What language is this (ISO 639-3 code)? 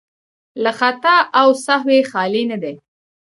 pus